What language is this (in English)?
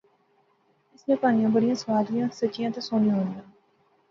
Pahari-Potwari